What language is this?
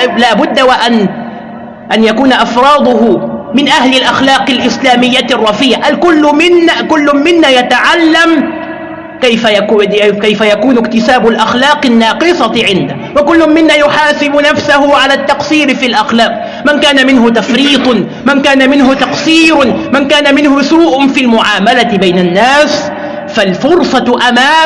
Arabic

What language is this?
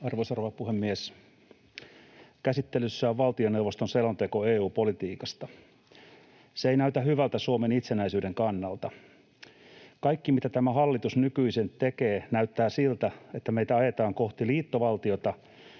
Finnish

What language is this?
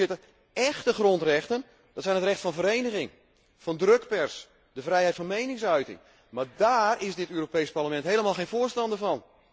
Dutch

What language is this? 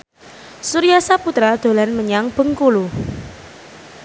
Javanese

